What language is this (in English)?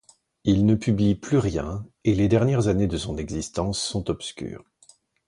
French